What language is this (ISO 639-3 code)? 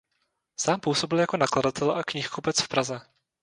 ces